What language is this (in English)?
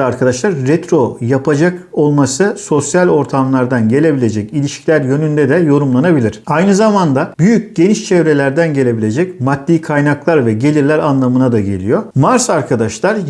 Turkish